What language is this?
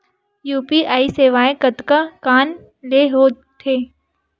Chhattisgarhi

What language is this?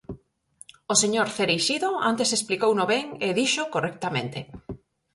Galician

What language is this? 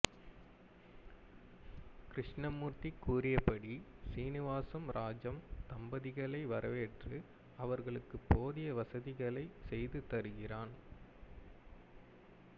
Tamil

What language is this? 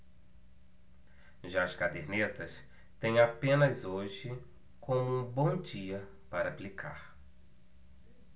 Portuguese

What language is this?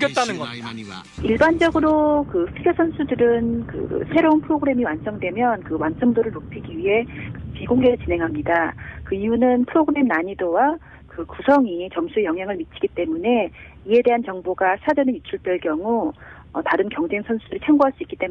Korean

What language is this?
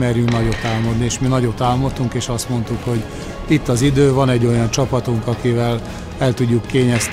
Hungarian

